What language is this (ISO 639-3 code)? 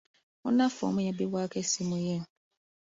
lug